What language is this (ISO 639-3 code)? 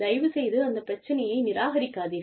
tam